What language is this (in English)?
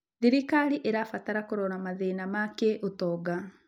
Kikuyu